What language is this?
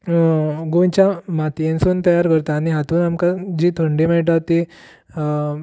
Konkani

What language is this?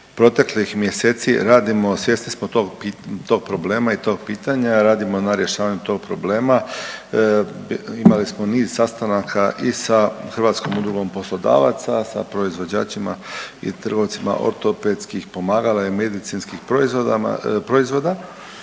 Croatian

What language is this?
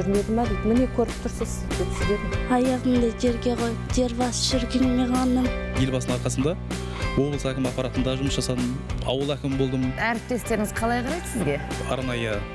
Turkish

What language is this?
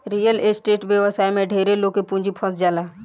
Bhojpuri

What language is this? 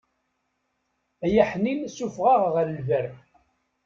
Kabyle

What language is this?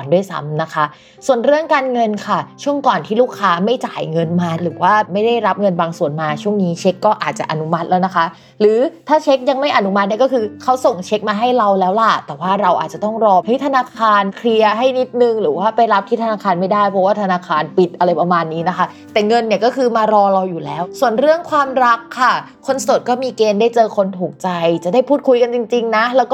Thai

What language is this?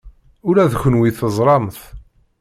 Kabyle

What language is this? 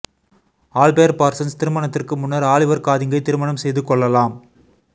Tamil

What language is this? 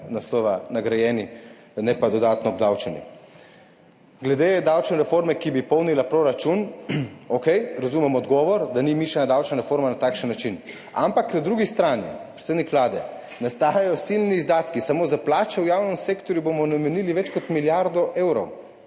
Slovenian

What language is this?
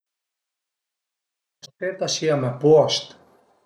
Piedmontese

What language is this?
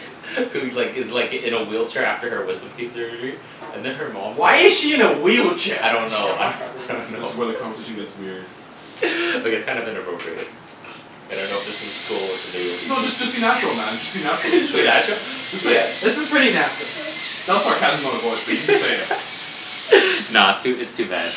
English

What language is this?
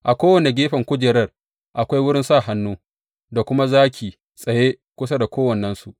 Hausa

